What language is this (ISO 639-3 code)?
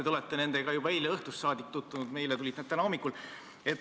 est